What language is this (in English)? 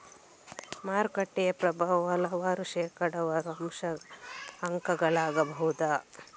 Kannada